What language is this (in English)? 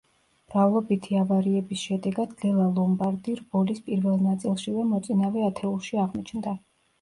Georgian